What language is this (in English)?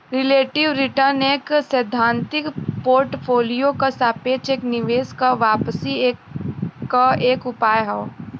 Bhojpuri